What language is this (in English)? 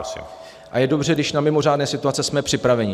Czech